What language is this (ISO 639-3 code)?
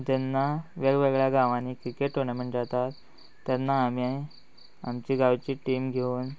kok